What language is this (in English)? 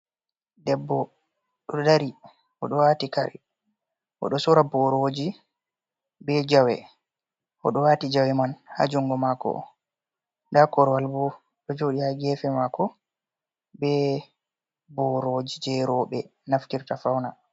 Fula